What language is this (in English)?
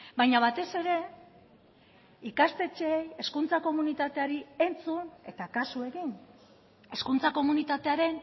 Basque